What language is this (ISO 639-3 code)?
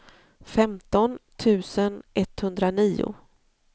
swe